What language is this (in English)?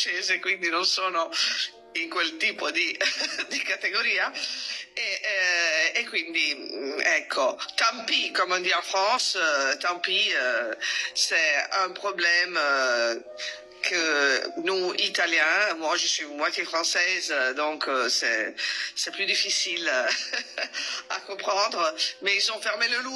Italian